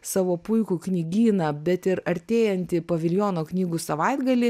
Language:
Lithuanian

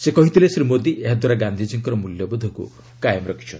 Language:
Odia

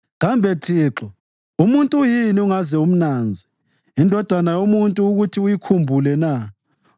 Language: North Ndebele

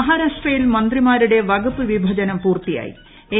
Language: Malayalam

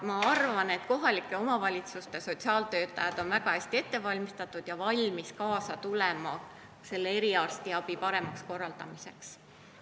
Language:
Estonian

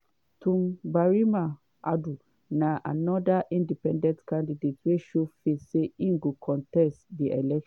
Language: Nigerian Pidgin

